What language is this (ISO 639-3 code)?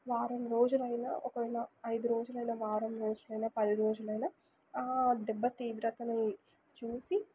tel